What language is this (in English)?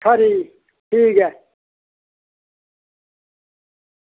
Dogri